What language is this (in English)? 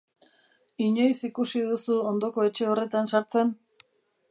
Basque